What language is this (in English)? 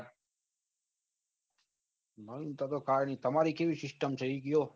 Gujarati